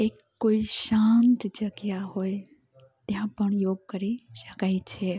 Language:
Gujarati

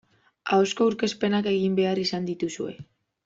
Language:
Basque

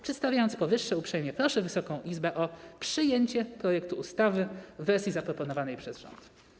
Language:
Polish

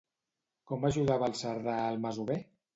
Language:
Catalan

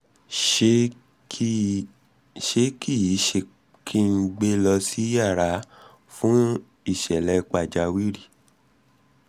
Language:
Yoruba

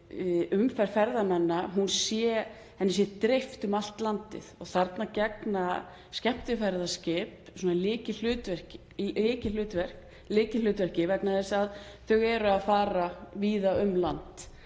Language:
Icelandic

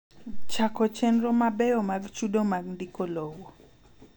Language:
Luo (Kenya and Tanzania)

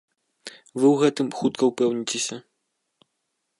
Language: Belarusian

